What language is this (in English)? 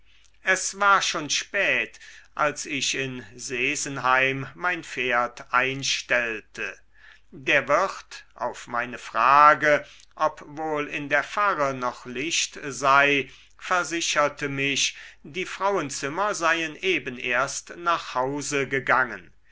German